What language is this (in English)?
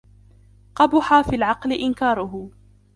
Arabic